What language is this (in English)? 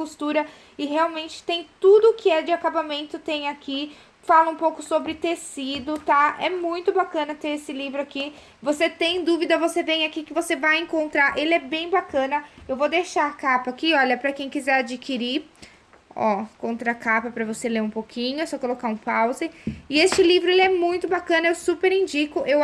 Portuguese